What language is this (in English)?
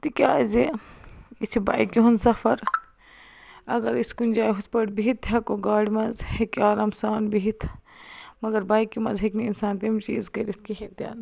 Kashmiri